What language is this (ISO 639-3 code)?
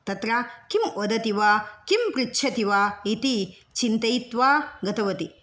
san